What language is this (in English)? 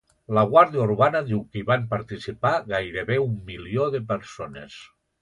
Catalan